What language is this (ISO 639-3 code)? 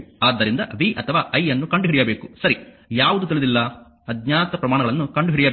kan